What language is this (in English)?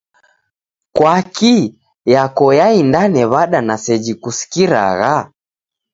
Taita